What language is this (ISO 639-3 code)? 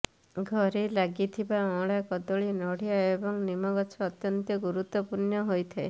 ori